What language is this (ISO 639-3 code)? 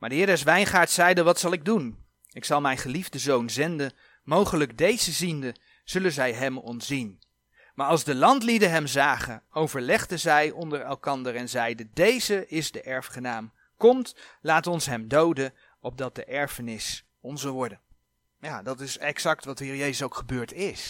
nld